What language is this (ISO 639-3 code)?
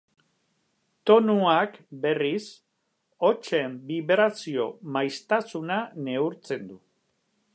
eus